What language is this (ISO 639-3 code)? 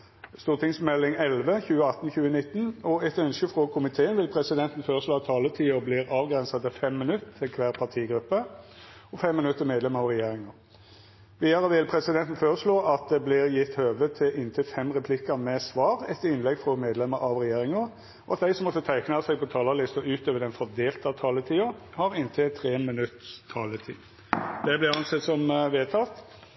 nno